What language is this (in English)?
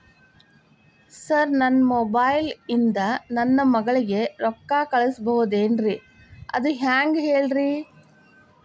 Kannada